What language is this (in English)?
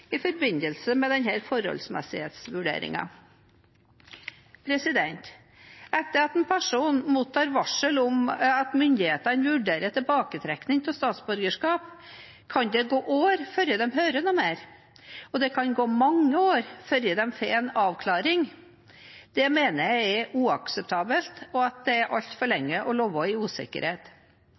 Norwegian Bokmål